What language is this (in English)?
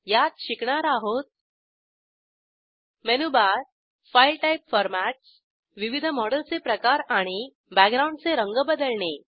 Marathi